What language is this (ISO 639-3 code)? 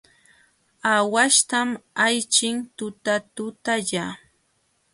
qxw